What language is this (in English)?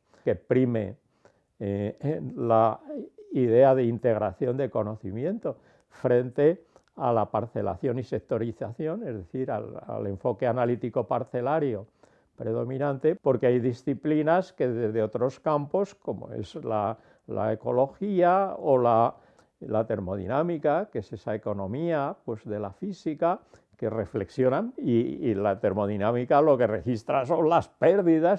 Spanish